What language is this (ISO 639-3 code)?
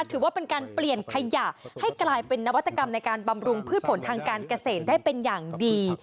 tha